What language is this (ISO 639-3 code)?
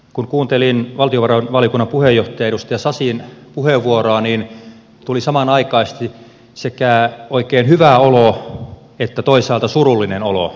fin